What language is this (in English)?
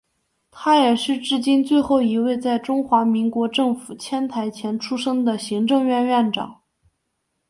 Chinese